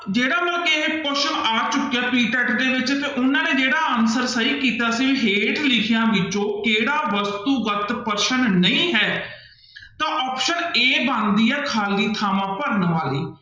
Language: Punjabi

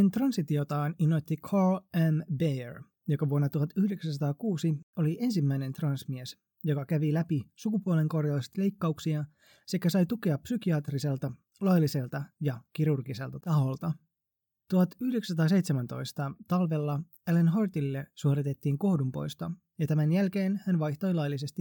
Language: Finnish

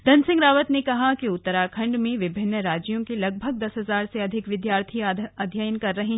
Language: Hindi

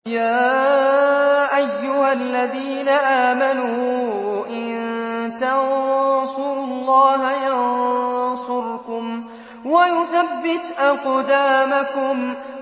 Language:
Arabic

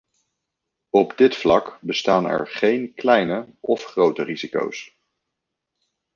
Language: Dutch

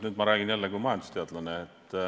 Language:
Estonian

